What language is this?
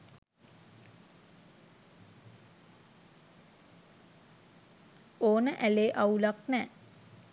Sinhala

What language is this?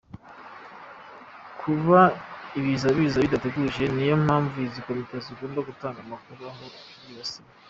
Kinyarwanda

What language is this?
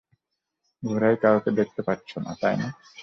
Bangla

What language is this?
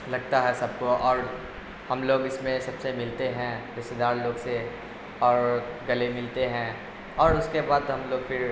Urdu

